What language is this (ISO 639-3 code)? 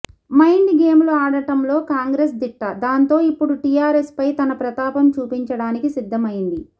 tel